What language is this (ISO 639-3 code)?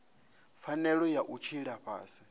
ven